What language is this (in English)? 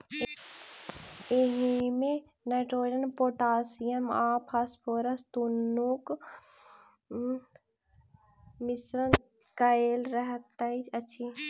Maithili